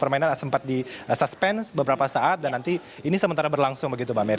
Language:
Indonesian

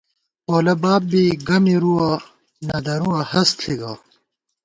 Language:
Gawar-Bati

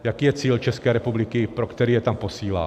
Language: Czech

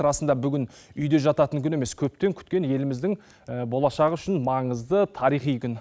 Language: Kazakh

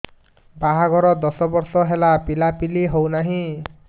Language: Odia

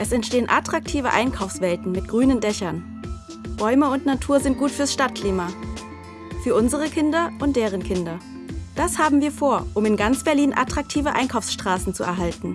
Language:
German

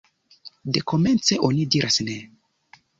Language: Esperanto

